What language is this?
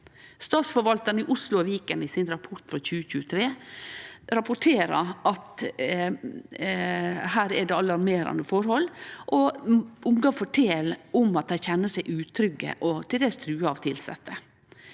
Norwegian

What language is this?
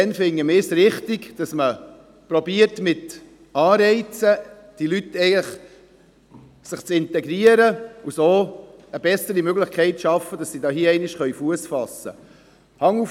Swiss German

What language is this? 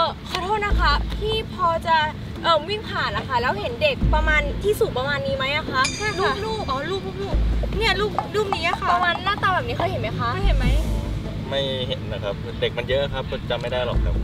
Thai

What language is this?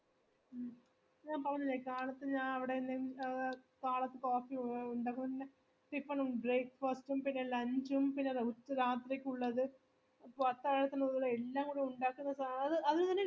Malayalam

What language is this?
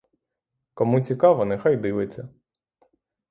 Ukrainian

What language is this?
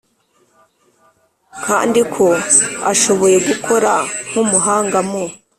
Kinyarwanda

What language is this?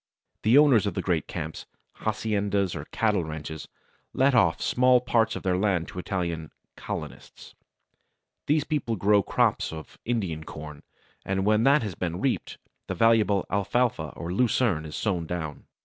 English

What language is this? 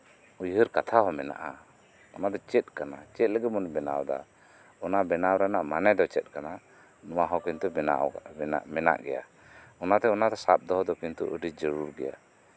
Santali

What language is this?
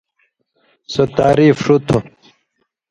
Indus Kohistani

